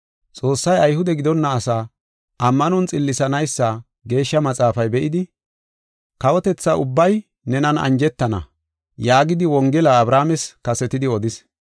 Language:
Gofa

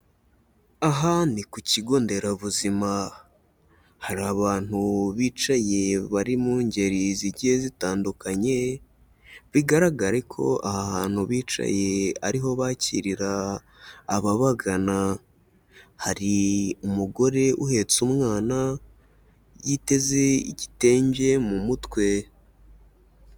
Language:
Kinyarwanda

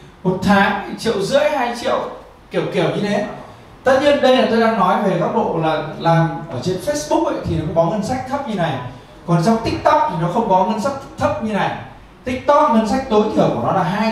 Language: Vietnamese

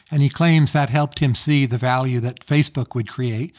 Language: English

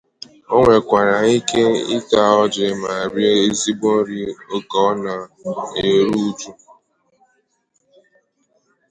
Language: Igbo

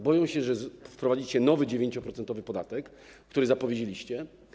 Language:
Polish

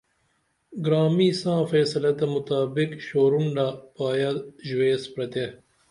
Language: Dameli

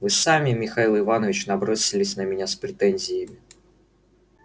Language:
Russian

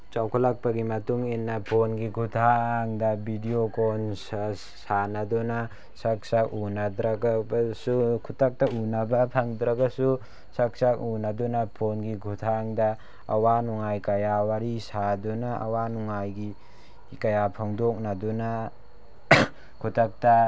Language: Manipuri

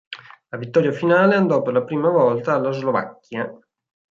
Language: Italian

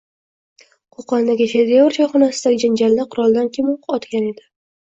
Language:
Uzbek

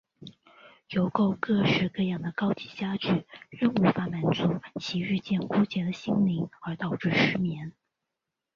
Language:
Chinese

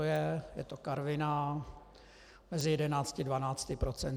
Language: Czech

